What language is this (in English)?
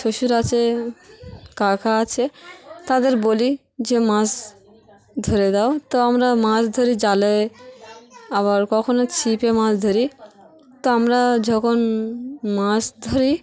Bangla